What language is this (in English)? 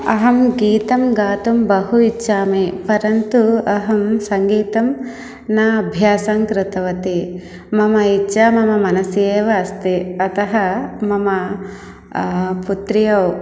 Sanskrit